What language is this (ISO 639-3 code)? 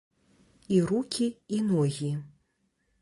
bel